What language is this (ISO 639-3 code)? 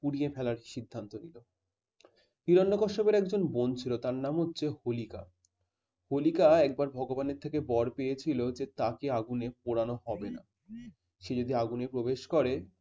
ben